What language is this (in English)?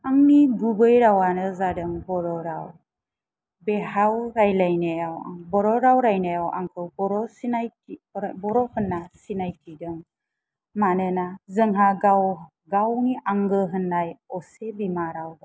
Bodo